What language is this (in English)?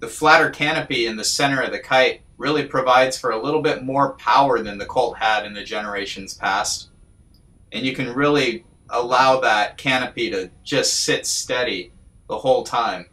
English